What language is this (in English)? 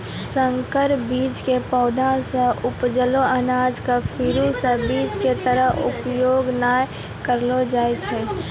Maithili